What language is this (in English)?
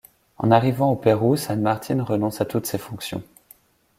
French